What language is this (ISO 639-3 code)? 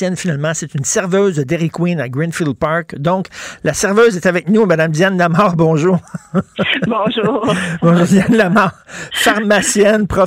fra